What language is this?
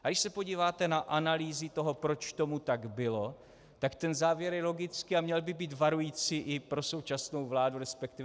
Czech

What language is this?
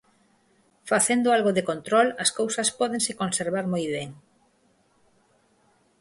Galician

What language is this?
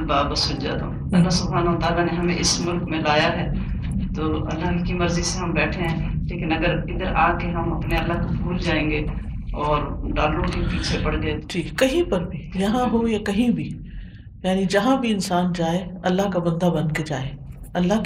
Urdu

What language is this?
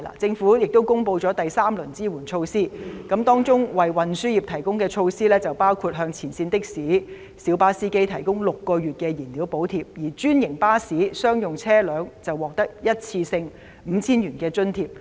Cantonese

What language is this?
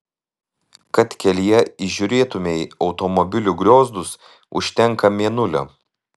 Lithuanian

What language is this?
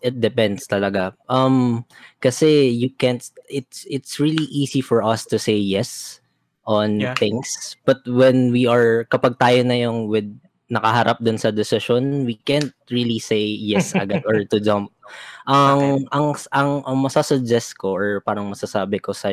Filipino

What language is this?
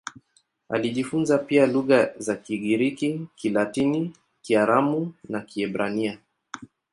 Swahili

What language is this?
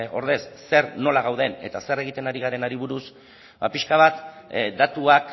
Basque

